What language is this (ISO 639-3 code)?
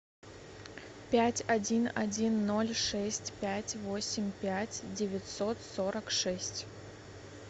rus